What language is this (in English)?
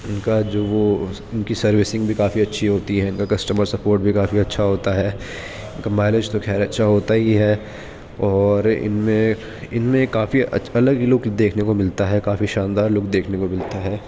Urdu